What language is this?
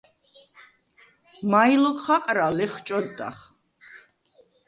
Svan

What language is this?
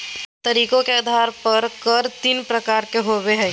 Magahi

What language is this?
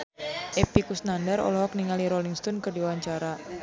Sundanese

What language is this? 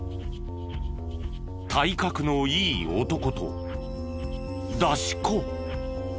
Japanese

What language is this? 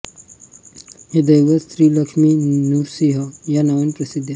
Marathi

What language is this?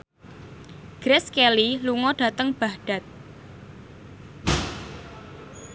Javanese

